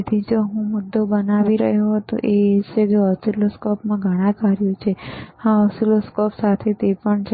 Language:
Gujarati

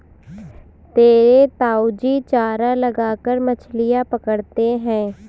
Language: Hindi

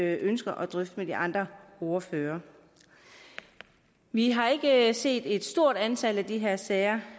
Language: Danish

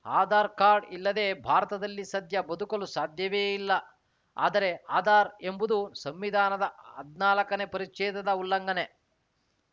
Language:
Kannada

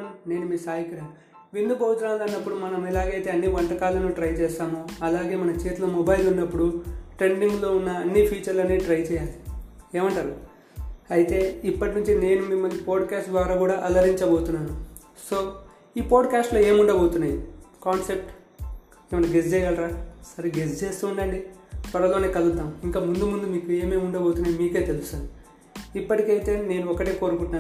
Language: Telugu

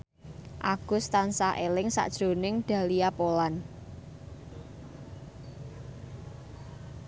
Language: Javanese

